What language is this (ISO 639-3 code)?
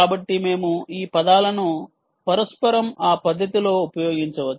tel